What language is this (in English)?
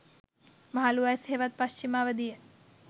Sinhala